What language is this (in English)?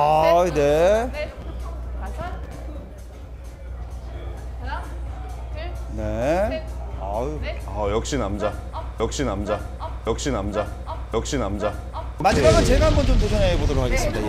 Korean